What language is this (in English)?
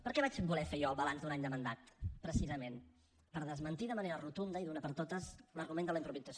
Catalan